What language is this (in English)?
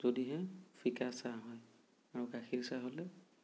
Assamese